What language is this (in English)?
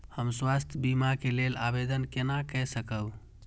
Maithili